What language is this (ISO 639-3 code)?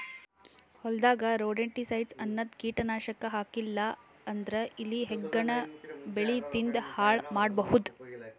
kan